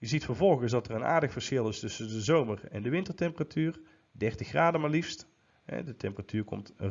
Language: Dutch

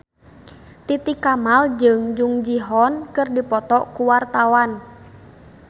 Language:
Sundanese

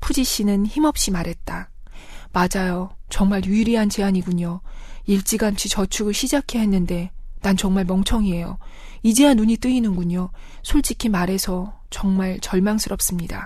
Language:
Korean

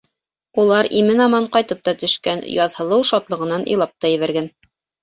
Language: Bashkir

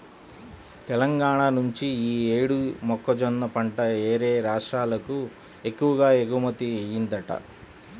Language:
Telugu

